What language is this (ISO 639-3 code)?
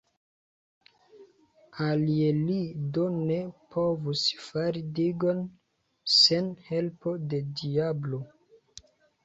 epo